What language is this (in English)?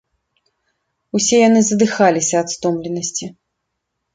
Belarusian